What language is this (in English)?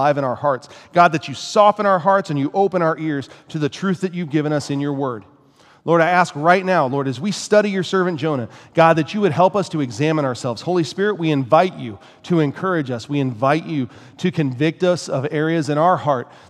English